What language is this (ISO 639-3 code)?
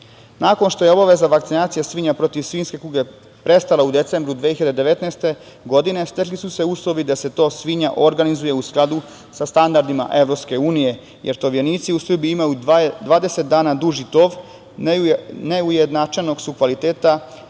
srp